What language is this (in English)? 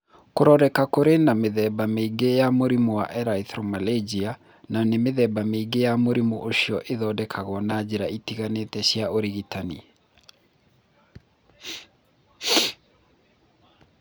Kikuyu